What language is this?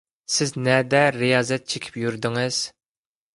Uyghur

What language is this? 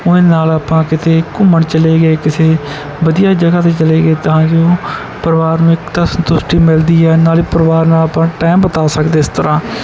Punjabi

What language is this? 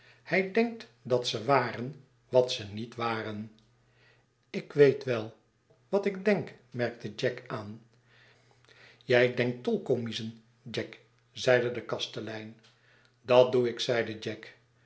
Dutch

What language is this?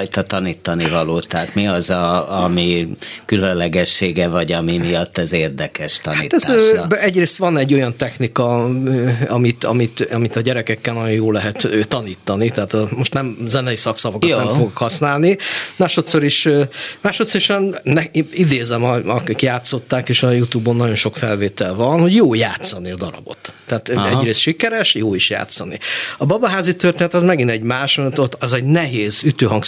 Hungarian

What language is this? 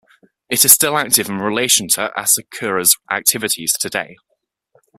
English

